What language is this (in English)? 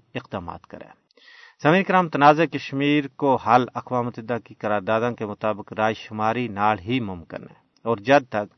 Urdu